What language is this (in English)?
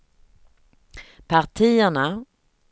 Swedish